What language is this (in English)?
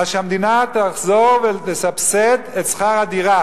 Hebrew